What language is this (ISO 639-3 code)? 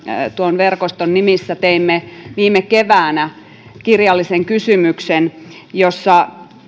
fin